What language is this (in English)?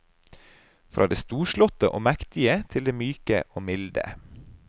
Norwegian